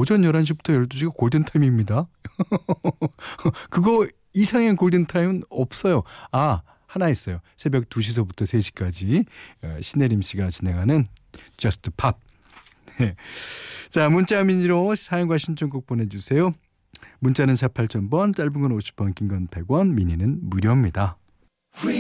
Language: Korean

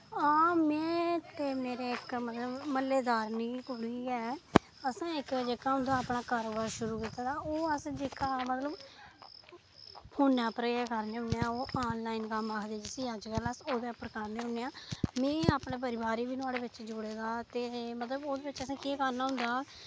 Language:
Dogri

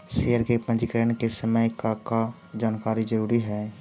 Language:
Magahi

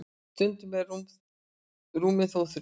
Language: Icelandic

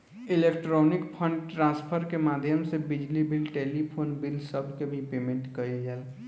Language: Bhojpuri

